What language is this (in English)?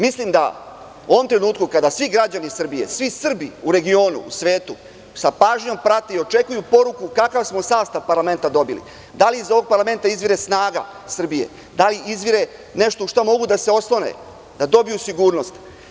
Serbian